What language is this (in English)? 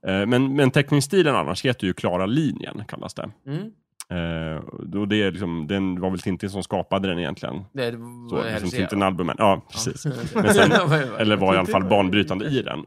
Swedish